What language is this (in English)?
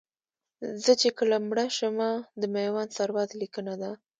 Pashto